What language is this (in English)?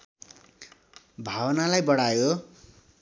Nepali